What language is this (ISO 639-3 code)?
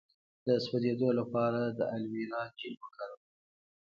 pus